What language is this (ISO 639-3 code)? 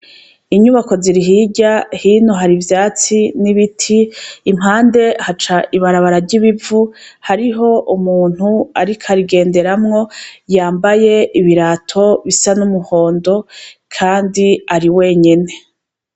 run